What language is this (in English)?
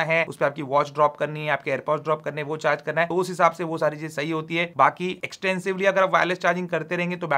Hindi